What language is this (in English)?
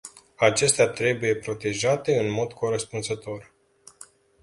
Romanian